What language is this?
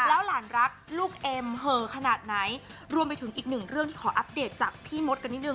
Thai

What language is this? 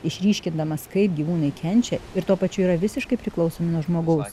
Lithuanian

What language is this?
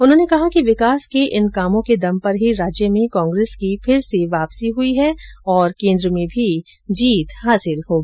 Hindi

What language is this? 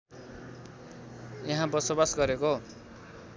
Nepali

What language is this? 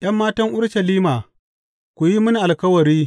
Hausa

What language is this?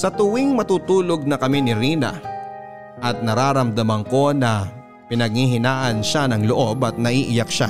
Filipino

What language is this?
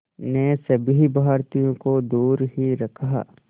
Hindi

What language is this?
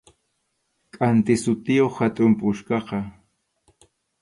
Arequipa-La Unión Quechua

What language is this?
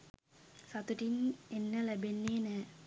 Sinhala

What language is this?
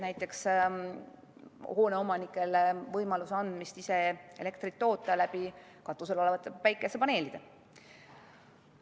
Estonian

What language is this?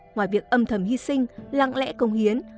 Vietnamese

